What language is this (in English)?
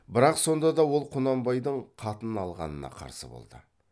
Kazakh